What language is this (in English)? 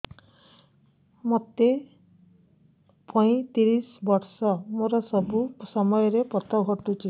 Odia